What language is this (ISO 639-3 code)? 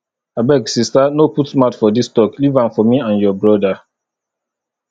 pcm